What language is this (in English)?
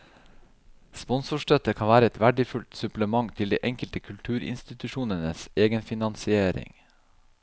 Norwegian